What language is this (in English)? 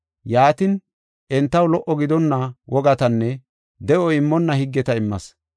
Gofa